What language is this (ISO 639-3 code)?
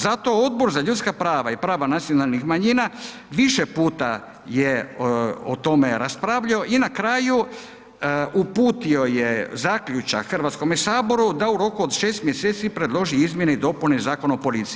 hrv